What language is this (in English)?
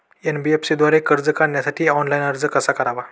Marathi